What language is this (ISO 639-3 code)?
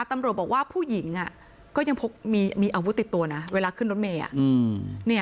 tha